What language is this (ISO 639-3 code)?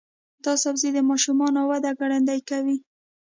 pus